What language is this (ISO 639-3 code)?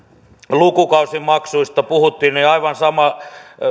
fin